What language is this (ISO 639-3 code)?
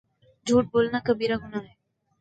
urd